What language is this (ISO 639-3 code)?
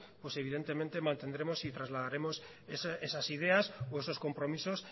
spa